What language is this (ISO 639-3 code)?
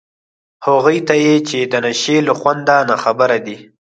pus